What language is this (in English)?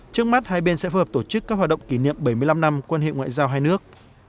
Vietnamese